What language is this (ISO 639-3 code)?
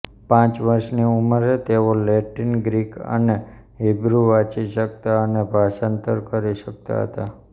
guj